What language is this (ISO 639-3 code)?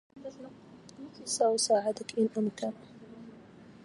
ara